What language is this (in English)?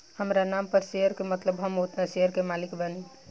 Bhojpuri